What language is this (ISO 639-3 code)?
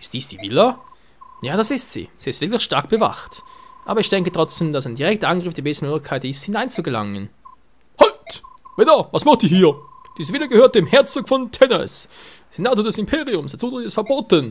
deu